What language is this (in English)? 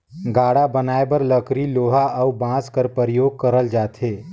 Chhattisgarhi